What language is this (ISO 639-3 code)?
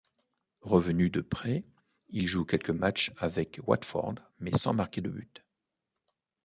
fra